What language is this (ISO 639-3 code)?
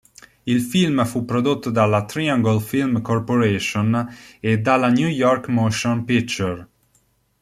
ita